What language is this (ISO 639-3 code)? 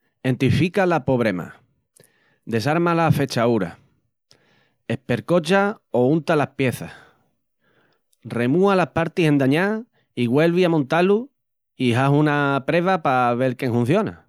ext